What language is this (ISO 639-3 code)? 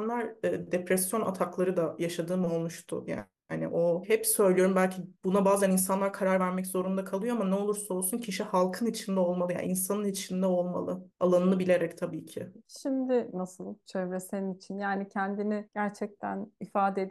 tur